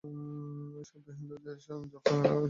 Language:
Bangla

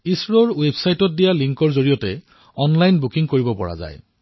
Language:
Assamese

